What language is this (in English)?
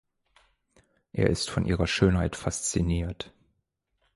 German